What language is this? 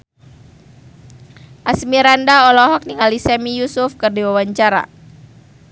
Sundanese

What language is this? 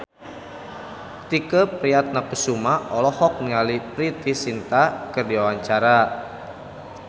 Sundanese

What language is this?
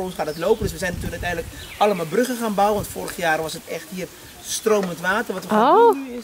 Dutch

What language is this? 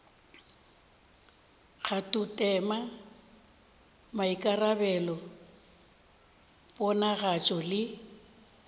Northern Sotho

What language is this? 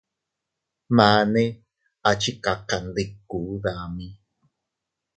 Teutila Cuicatec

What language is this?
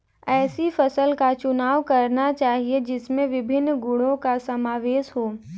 Hindi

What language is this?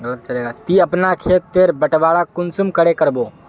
Magahi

